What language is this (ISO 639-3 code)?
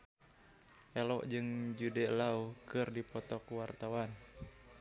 sun